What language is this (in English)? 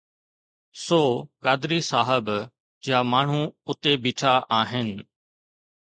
Sindhi